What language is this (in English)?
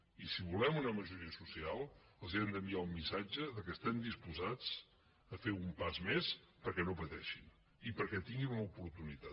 Catalan